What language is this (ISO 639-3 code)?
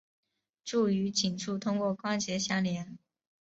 zho